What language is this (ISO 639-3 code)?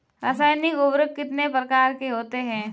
hin